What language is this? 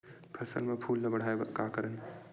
Chhattisgarhi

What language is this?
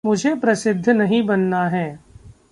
Hindi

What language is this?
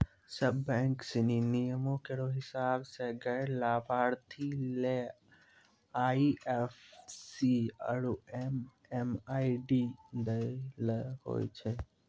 Maithili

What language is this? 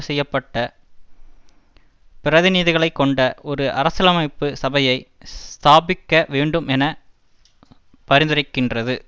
Tamil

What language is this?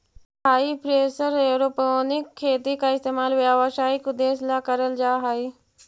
Magahi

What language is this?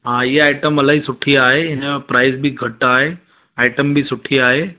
Sindhi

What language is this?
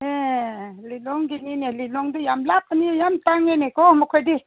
Manipuri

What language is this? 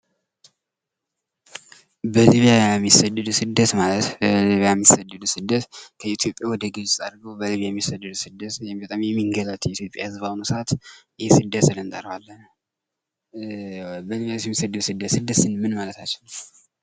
Amharic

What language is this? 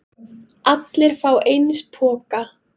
Icelandic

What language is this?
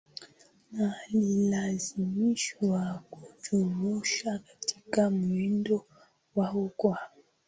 Swahili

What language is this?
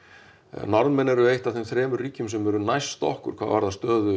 Icelandic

